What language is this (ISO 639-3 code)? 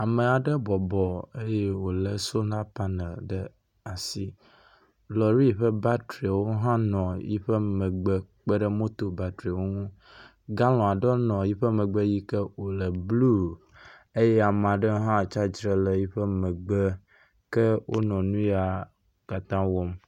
ewe